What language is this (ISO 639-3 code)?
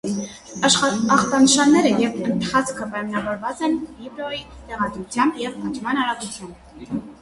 hye